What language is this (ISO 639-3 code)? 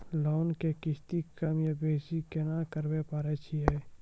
mai